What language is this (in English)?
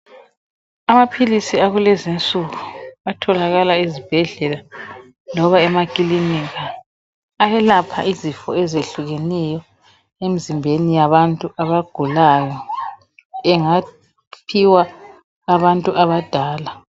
North Ndebele